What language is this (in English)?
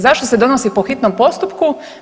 Croatian